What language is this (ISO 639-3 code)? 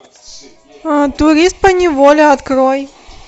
rus